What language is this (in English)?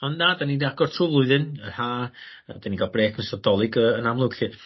Welsh